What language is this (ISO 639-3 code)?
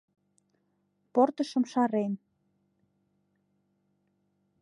chm